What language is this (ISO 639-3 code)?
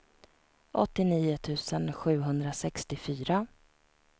swe